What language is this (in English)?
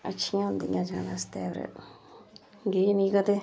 Dogri